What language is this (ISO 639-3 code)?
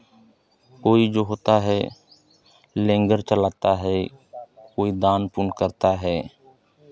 hin